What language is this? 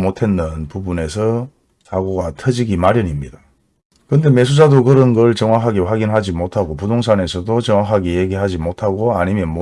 Korean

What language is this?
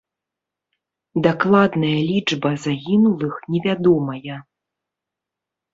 Belarusian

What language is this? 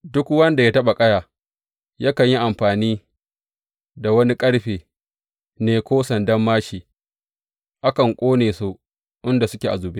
Hausa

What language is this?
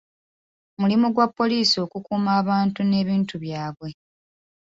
Ganda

